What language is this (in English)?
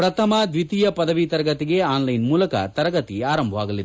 Kannada